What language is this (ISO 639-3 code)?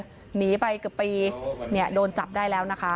tha